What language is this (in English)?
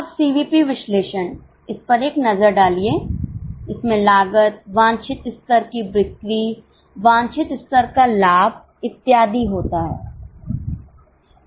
Hindi